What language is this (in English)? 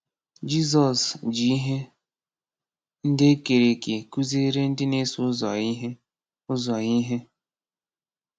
Igbo